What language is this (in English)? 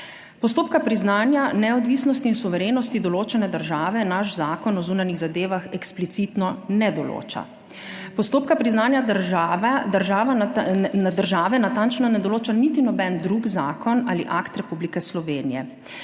Slovenian